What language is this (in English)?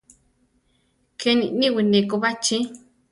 Central Tarahumara